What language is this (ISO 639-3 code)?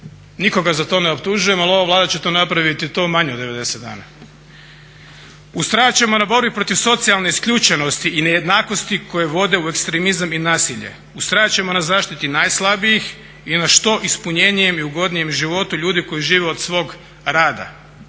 hrv